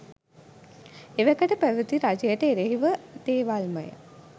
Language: Sinhala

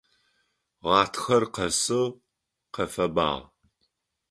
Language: Adyghe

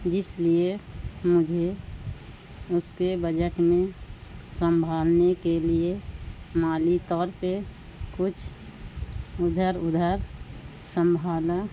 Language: Urdu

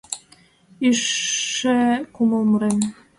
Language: Mari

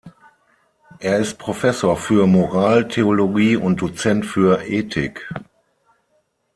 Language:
German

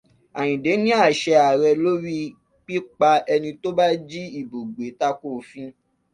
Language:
Yoruba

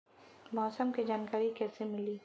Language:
Bhojpuri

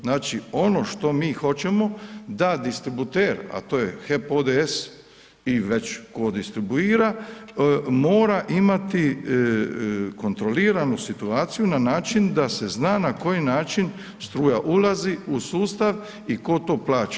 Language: Croatian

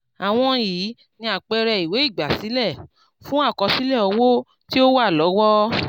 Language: Yoruba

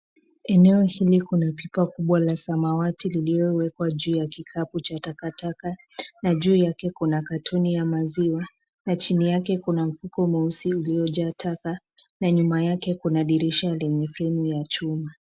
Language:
Swahili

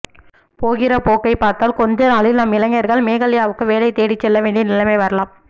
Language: Tamil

